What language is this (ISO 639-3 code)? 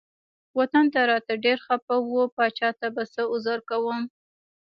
pus